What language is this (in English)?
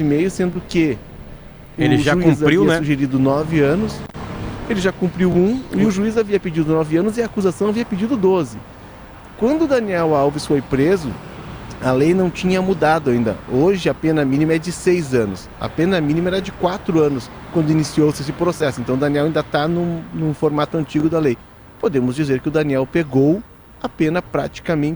Portuguese